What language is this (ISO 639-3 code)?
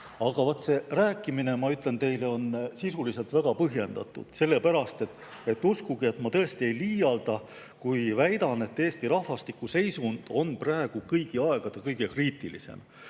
est